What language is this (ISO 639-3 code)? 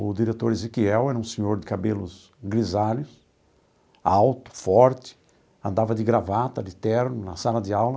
por